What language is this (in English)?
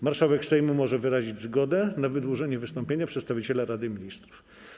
Polish